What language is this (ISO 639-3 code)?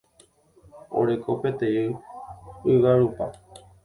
grn